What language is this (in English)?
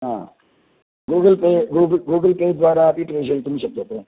Sanskrit